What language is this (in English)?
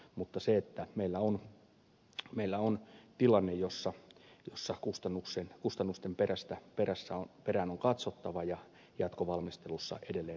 Finnish